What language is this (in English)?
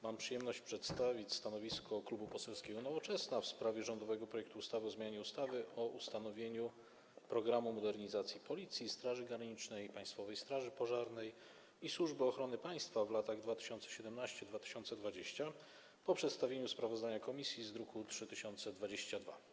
Polish